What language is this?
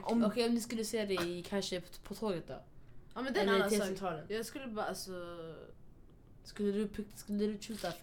Swedish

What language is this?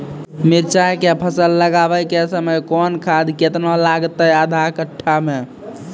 Maithili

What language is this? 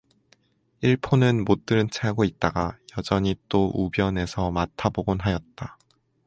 Korean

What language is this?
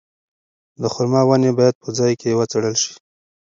Pashto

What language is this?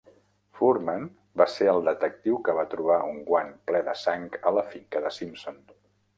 Catalan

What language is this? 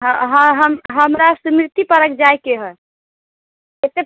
Maithili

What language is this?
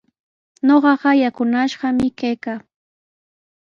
Sihuas Ancash Quechua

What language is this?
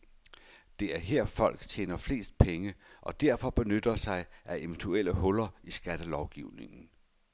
Danish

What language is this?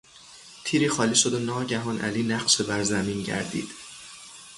Persian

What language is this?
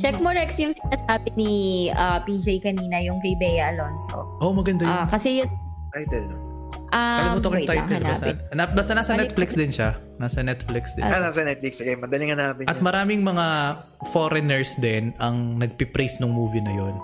Filipino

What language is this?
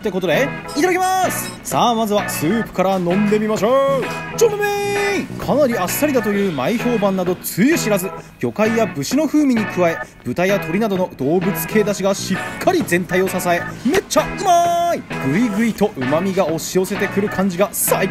Japanese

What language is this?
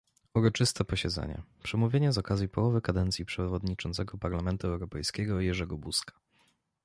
Polish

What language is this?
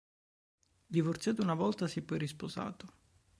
Italian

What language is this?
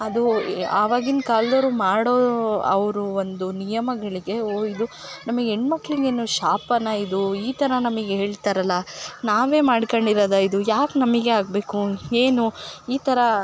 Kannada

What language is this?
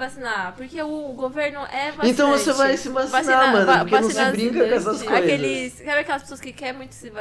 Portuguese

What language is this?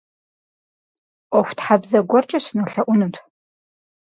Kabardian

